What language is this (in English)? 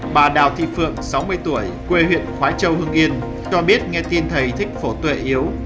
Vietnamese